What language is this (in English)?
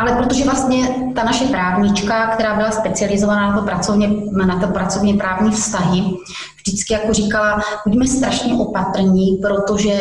Czech